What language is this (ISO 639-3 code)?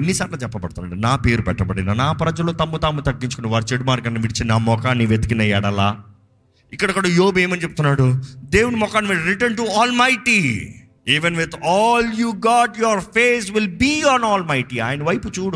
tel